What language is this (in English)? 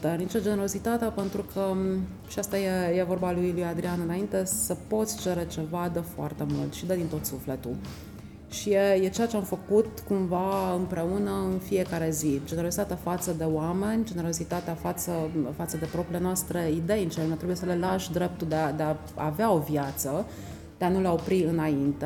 Romanian